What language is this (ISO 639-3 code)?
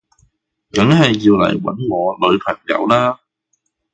yue